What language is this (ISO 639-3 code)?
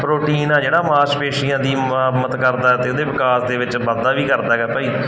pan